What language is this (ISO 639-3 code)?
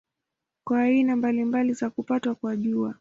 swa